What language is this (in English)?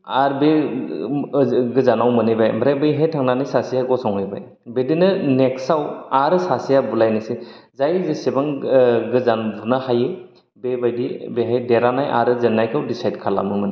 Bodo